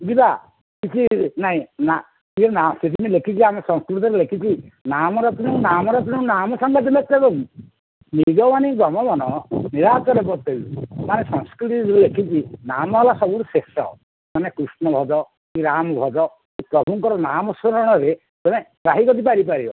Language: Odia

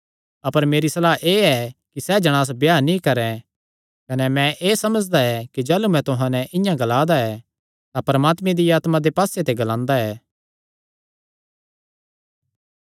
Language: Kangri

